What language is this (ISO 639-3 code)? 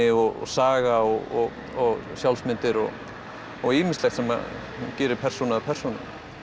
isl